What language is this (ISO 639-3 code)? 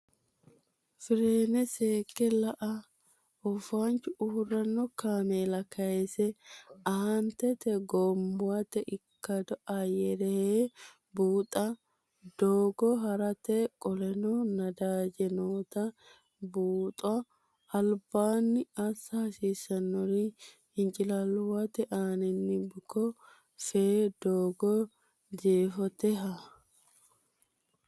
sid